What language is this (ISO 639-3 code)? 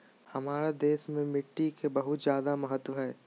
mag